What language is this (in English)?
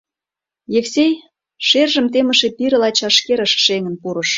Mari